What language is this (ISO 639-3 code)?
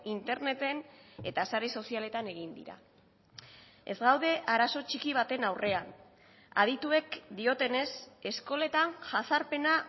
eus